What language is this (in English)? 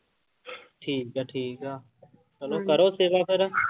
Punjabi